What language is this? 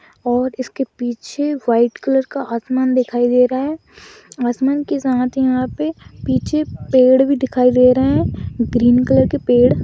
Magahi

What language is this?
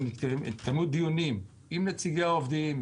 Hebrew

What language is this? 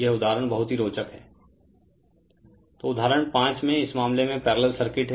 Hindi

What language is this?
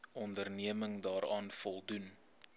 Afrikaans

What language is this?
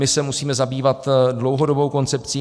Czech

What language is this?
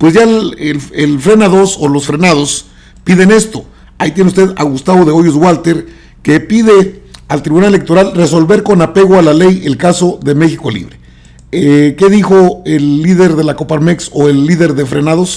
Spanish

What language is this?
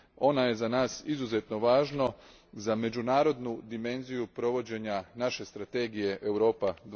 Croatian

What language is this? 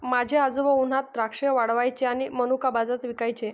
Marathi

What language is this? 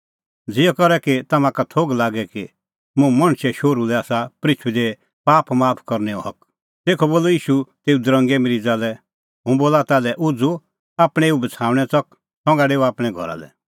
Kullu Pahari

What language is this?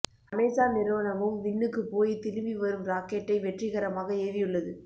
Tamil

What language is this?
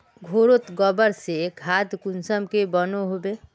Magahi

